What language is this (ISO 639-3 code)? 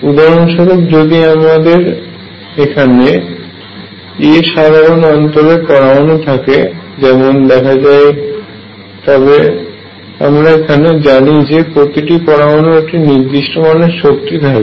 ben